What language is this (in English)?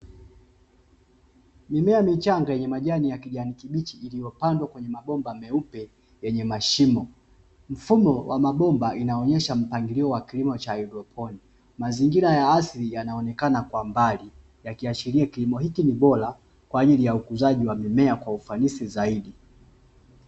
Swahili